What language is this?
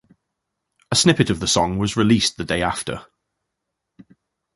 English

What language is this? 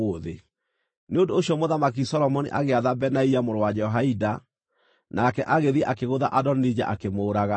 Kikuyu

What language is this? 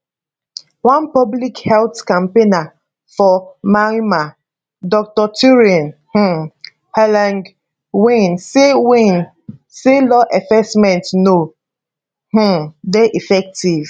Nigerian Pidgin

